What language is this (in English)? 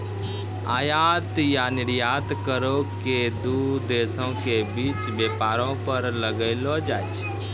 Maithili